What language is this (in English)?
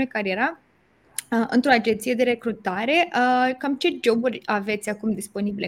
Romanian